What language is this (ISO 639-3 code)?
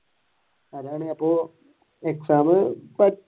mal